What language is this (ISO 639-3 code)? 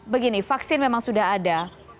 ind